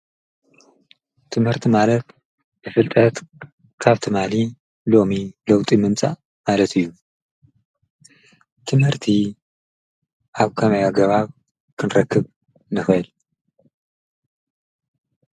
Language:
Tigrinya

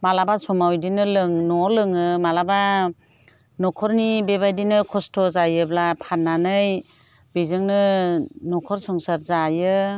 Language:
Bodo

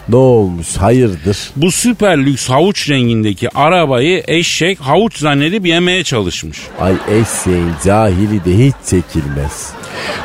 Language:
Turkish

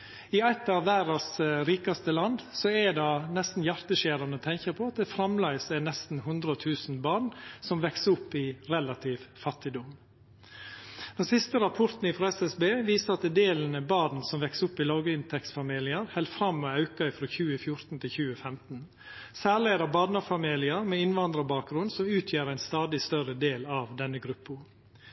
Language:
Norwegian Nynorsk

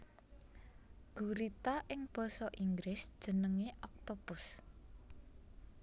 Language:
Javanese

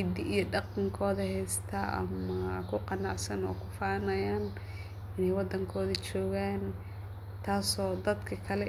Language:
Somali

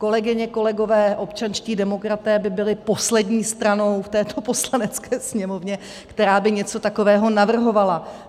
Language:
Czech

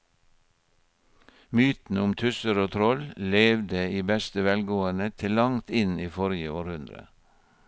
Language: Norwegian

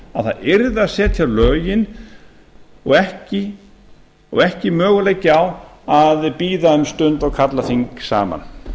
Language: Icelandic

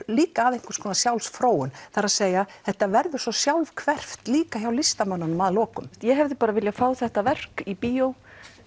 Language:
Icelandic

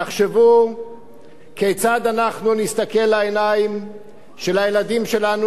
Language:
Hebrew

